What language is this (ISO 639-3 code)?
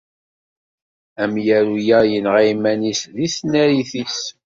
kab